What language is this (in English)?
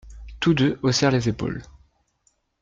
French